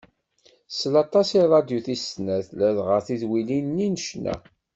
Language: Kabyle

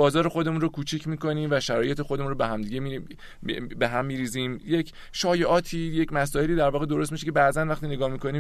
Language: Persian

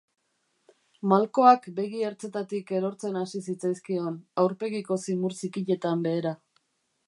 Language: Basque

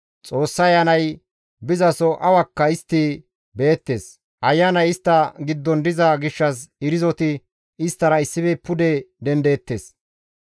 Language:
Gamo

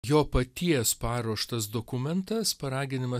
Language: Lithuanian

